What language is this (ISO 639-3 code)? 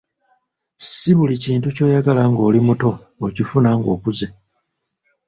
lug